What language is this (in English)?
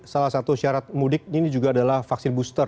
Indonesian